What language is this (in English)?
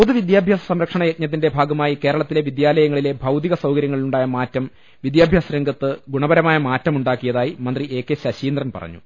Malayalam